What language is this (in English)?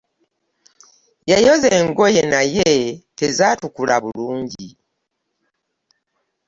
Ganda